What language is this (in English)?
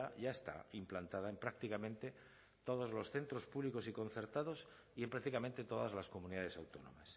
Spanish